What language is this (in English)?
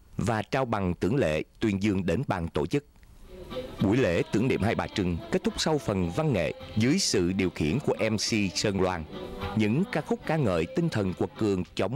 Vietnamese